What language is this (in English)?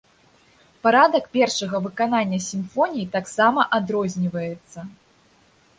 Belarusian